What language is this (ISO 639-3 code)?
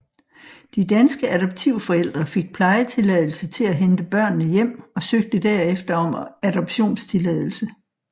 dan